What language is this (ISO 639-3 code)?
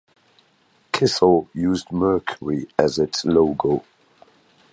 eng